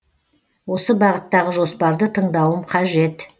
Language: Kazakh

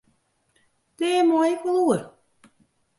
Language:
Western Frisian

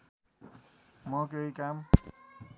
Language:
Nepali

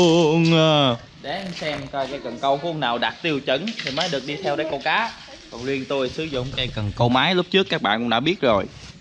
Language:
Vietnamese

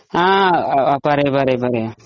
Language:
Malayalam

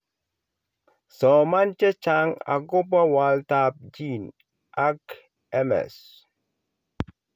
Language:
Kalenjin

